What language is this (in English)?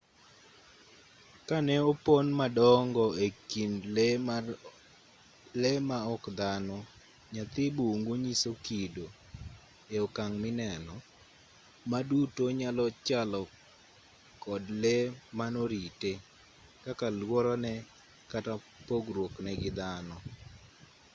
Luo (Kenya and Tanzania)